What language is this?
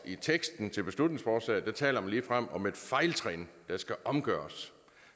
Danish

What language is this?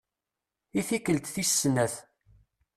Kabyle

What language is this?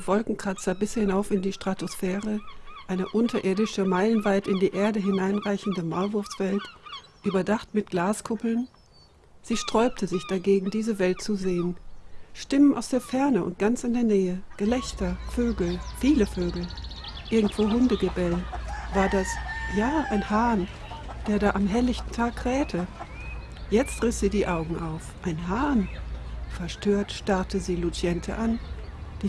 German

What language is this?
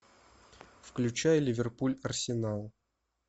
Russian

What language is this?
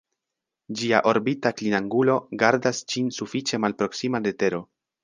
Esperanto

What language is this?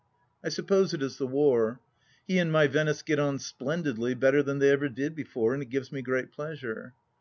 English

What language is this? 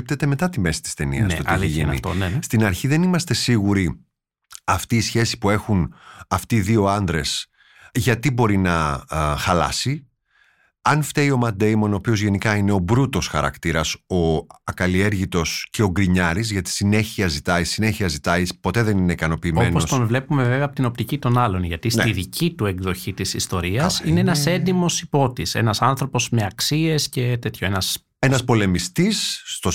Greek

